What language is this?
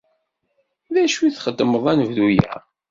Kabyle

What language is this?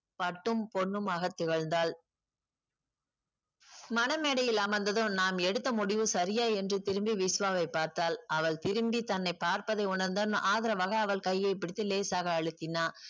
Tamil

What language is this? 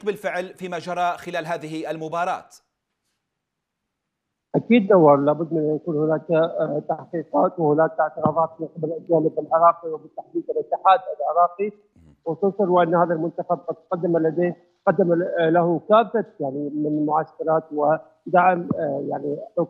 Arabic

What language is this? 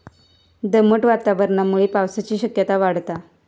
Marathi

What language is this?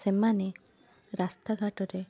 Odia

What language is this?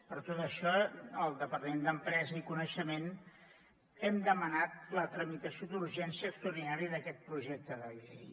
Catalan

